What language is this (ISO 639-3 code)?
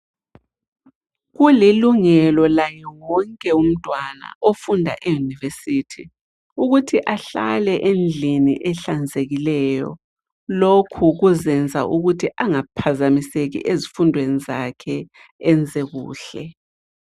nde